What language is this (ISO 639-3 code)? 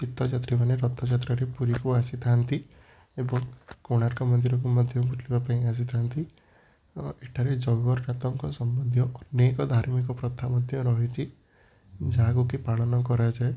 ori